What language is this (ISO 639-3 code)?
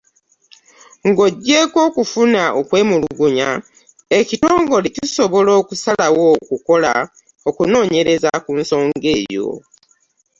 lug